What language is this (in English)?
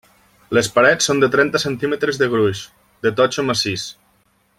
Catalan